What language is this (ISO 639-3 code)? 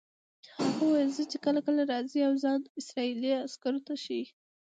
pus